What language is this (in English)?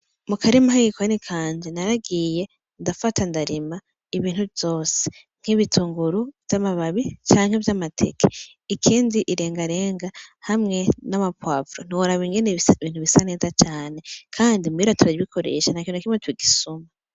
Rundi